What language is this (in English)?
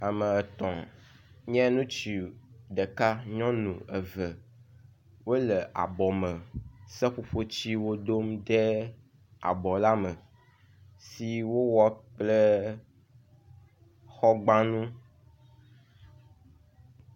Ewe